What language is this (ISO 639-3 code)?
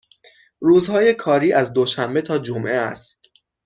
fas